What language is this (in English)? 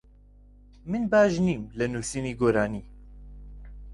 Central Kurdish